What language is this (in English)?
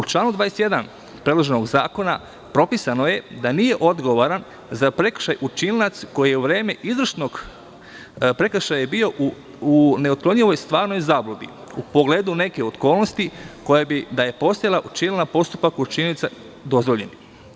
Serbian